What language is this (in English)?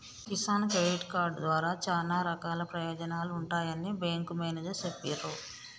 Telugu